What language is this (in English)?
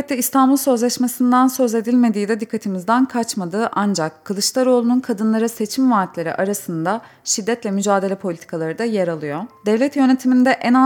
Turkish